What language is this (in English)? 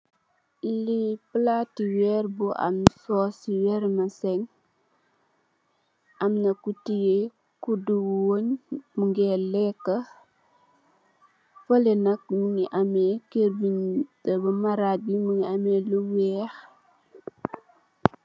Wolof